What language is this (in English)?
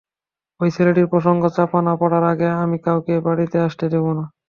Bangla